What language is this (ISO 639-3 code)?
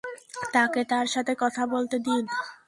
ben